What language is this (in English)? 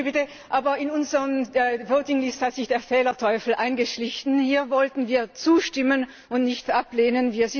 German